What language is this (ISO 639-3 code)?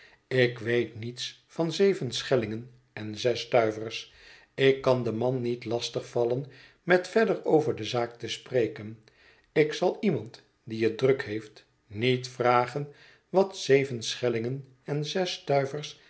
nld